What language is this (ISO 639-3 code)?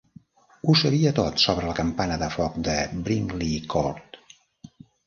cat